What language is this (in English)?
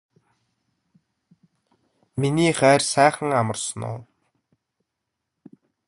Mongolian